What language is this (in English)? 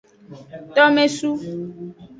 Aja (Benin)